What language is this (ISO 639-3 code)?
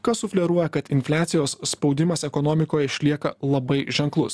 lit